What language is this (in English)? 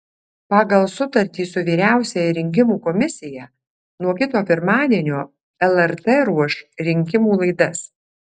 Lithuanian